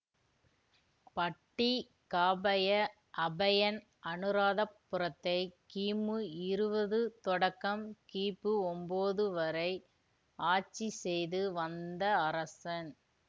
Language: Tamil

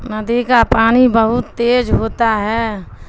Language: Urdu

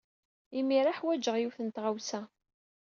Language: Kabyle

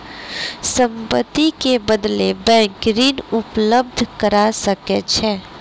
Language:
Maithili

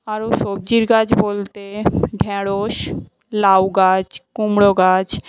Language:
Bangla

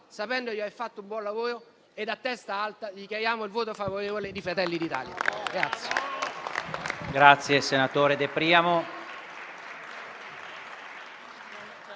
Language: Italian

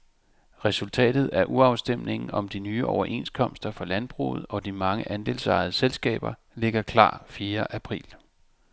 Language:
Danish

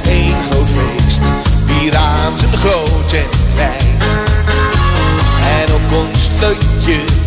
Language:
Dutch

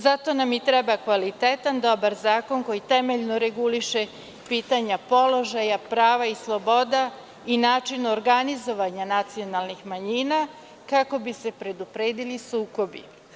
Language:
Serbian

